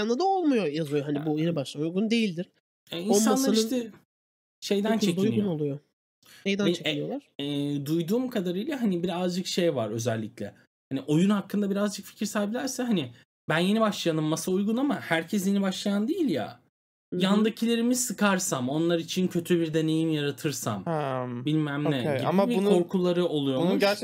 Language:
Turkish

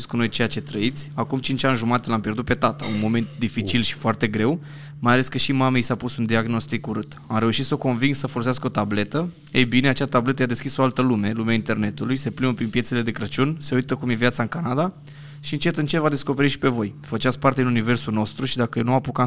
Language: Romanian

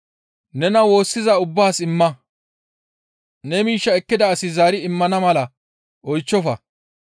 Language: Gamo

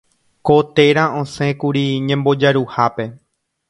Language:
Guarani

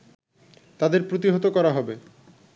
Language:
Bangla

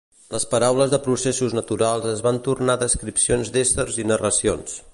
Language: Catalan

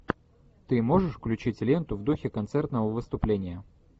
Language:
Russian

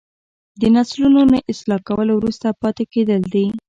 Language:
Pashto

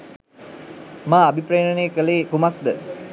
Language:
Sinhala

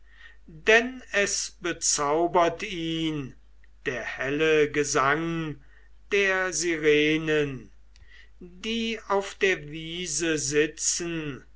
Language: German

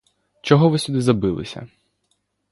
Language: Ukrainian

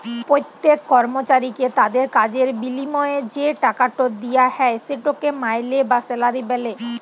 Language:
Bangla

